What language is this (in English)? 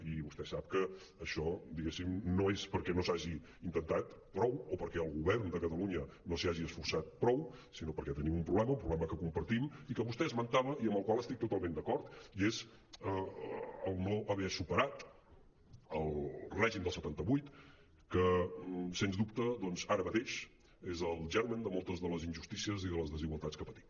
Catalan